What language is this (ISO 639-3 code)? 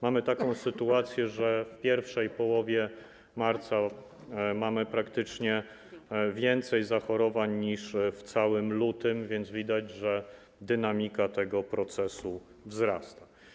pol